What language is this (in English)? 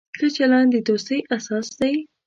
Pashto